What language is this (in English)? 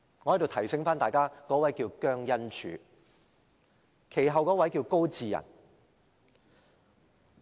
Cantonese